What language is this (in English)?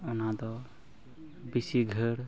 Santali